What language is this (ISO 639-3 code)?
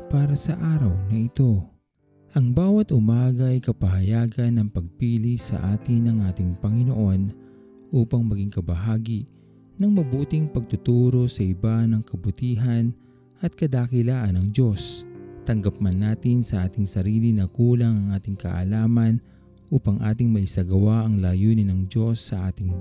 fil